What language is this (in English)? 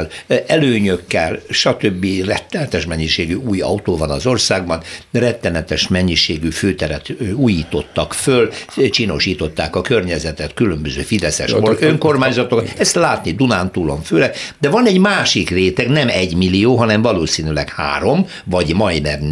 Hungarian